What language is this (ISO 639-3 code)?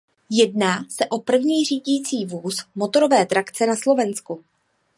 ces